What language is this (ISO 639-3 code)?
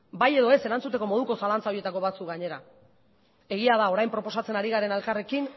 eus